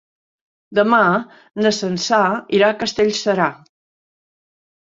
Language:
Catalan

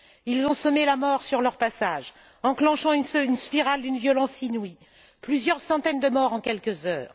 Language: French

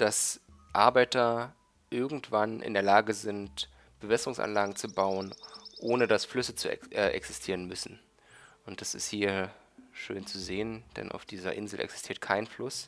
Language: German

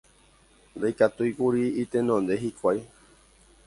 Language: Guarani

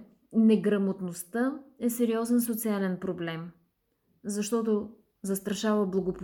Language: Bulgarian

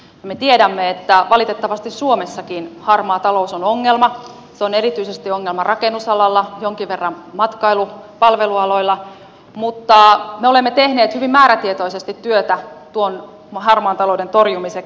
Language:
Finnish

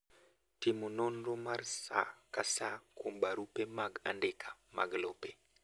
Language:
Luo (Kenya and Tanzania)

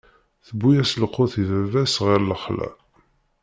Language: Kabyle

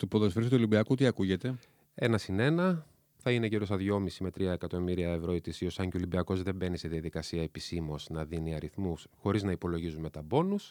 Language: Greek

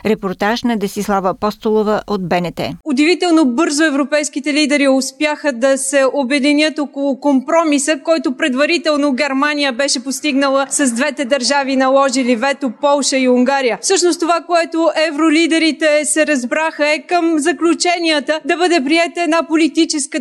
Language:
Bulgarian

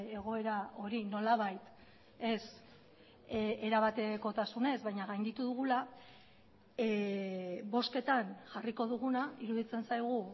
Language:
Basque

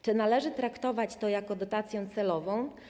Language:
Polish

